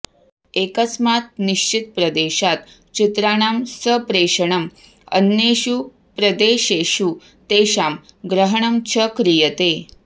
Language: Sanskrit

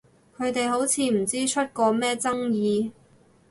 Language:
Cantonese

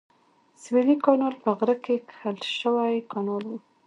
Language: Pashto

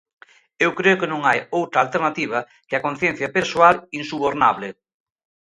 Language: Galician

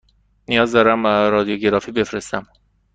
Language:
Persian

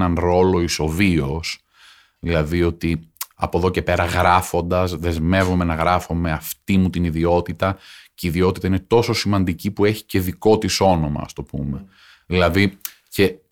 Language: Greek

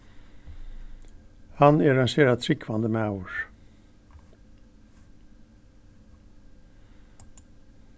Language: Faroese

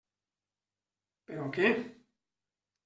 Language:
Catalan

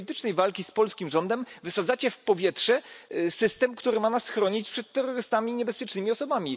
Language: Polish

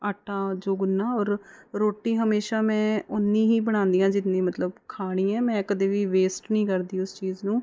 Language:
Punjabi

